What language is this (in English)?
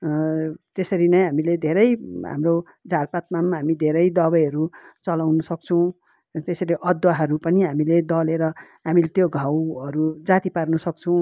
Nepali